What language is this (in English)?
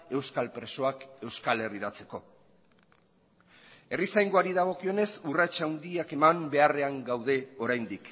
Basque